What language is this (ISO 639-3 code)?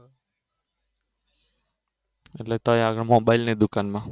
guj